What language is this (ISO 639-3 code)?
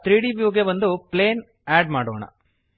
kan